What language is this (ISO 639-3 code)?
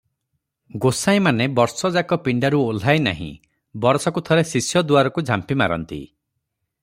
ori